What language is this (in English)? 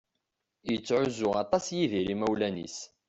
Kabyle